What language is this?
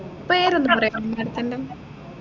Malayalam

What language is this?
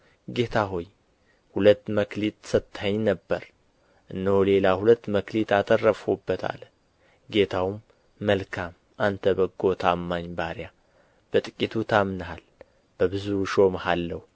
Amharic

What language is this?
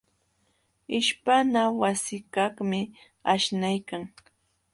Jauja Wanca Quechua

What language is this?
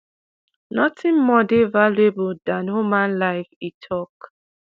Nigerian Pidgin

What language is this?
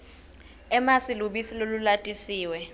Swati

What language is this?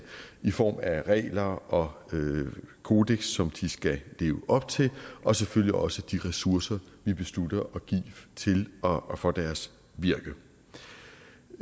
Danish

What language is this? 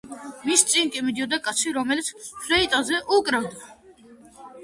Georgian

